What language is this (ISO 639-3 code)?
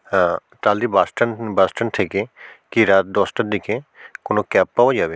ben